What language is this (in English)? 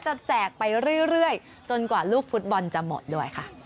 Thai